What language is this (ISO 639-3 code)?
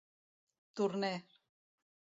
cat